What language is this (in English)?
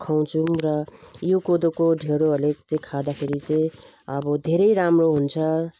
Nepali